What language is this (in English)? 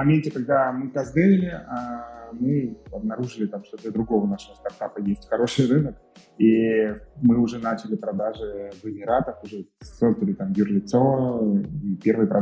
Russian